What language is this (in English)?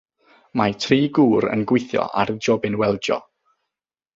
Welsh